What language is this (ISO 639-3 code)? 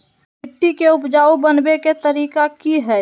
mag